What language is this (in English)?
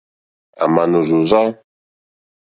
Mokpwe